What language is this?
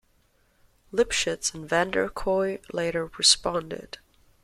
English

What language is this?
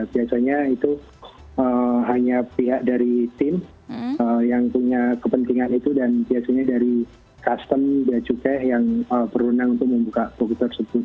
Indonesian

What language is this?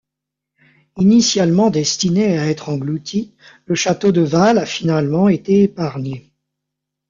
French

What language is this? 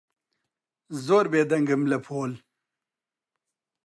Central Kurdish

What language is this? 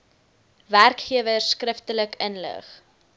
Afrikaans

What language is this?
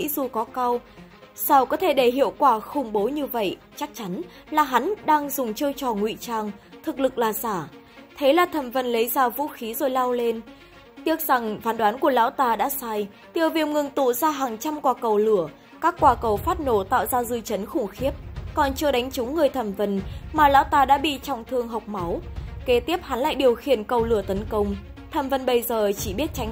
Vietnamese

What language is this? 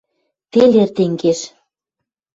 Western Mari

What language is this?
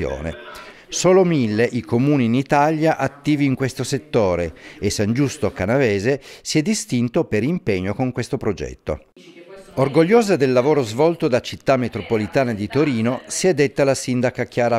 Italian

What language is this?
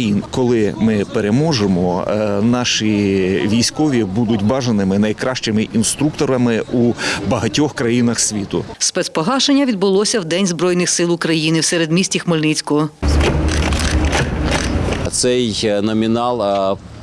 Ukrainian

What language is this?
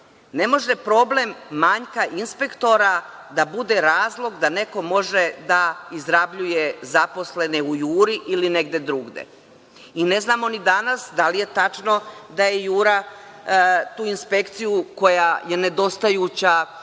Serbian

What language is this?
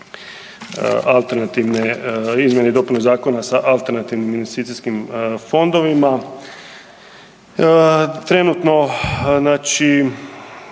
Croatian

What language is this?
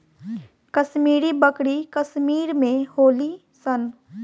Bhojpuri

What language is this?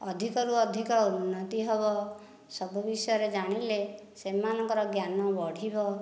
Odia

